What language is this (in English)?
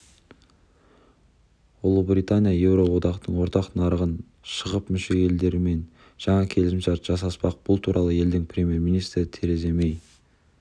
Kazakh